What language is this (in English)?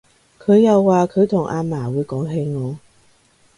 Cantonese